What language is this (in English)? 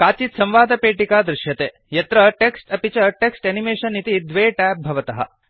Sanskrit